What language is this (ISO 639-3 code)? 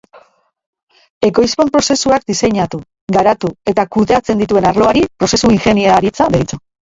eus